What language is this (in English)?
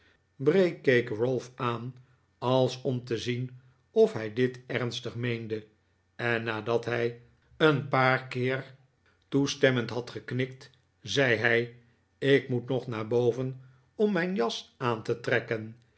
Dutch